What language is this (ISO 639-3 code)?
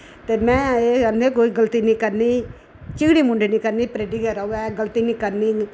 doi